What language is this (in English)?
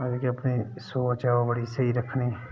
Dogri